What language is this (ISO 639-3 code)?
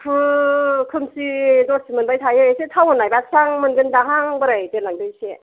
brx